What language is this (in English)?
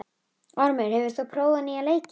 Icelandic